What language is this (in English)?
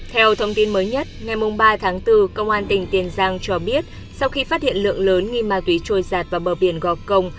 Vietnamese